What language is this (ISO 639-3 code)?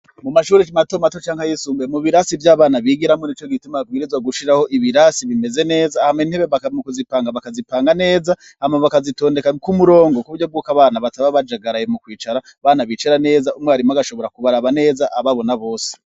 run